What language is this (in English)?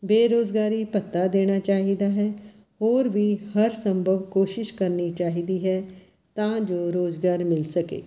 Punjabi